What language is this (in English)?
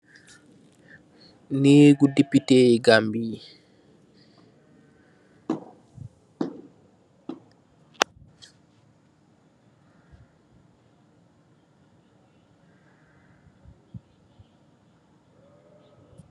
Wolof